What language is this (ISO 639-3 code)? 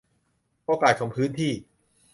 tha